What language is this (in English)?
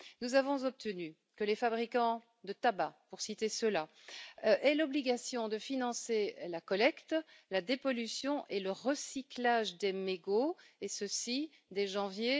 French